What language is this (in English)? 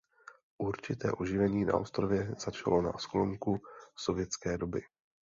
Czech